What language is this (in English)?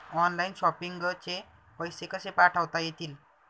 Marathi